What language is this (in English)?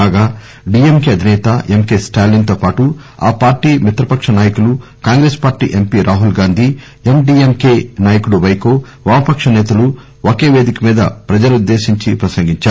Telugu